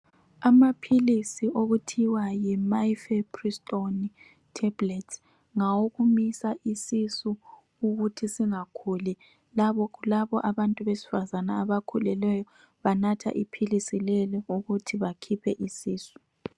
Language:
North Ndebele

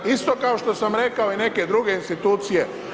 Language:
Croatian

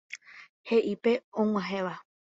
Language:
Guarani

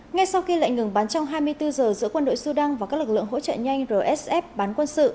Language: Vietnamese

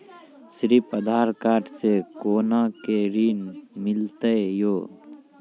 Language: Maithili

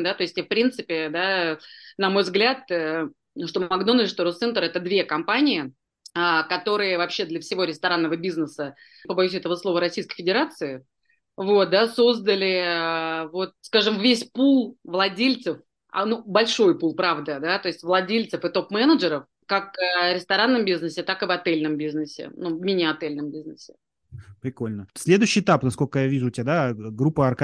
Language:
Russian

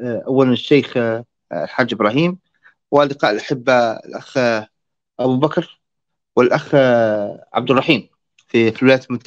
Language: Arabic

